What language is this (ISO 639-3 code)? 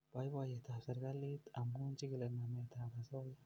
kln